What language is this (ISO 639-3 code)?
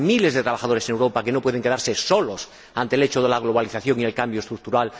spa